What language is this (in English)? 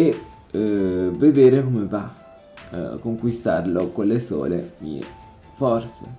Italian